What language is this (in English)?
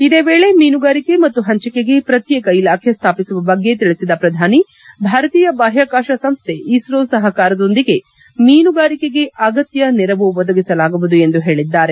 Kannada